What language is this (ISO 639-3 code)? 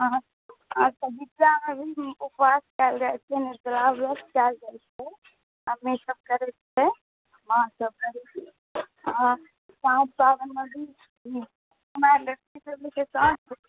mai